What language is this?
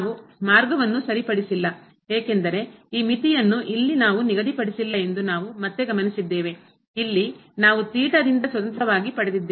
Kannada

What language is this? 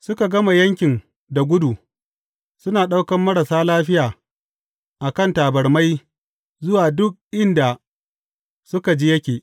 Hausa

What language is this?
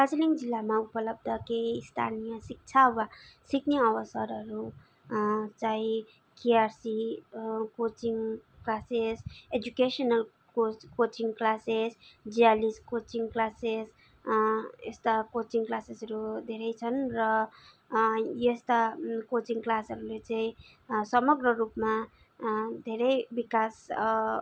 Nepali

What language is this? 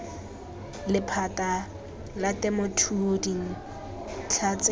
Tswana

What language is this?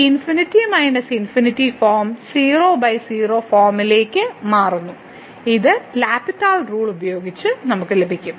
Malayalam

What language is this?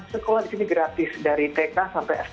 Indonesian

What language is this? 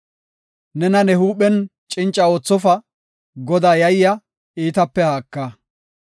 Gofa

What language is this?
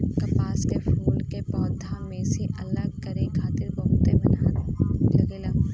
Bhojpuri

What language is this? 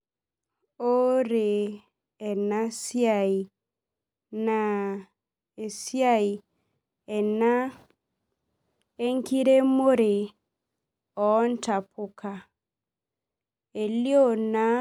Masai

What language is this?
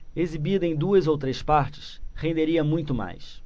Portuguese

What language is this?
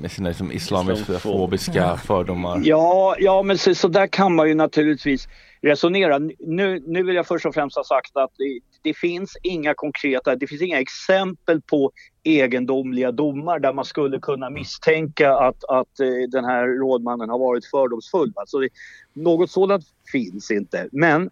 Swedish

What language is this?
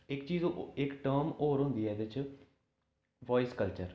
Dogri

